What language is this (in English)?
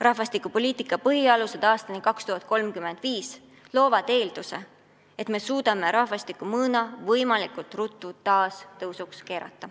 Estonian